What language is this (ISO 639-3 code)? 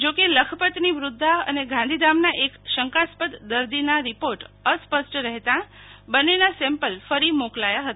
guj